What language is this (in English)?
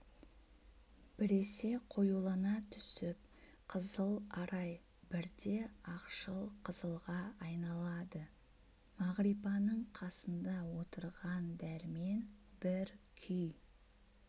Kazakh